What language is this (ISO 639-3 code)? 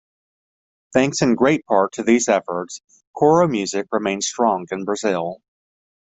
eng